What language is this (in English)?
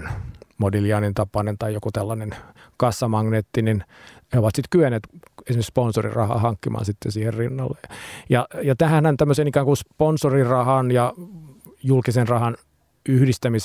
Finnish